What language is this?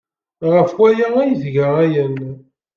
Kabyle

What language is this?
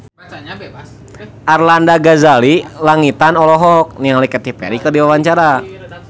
Sundanese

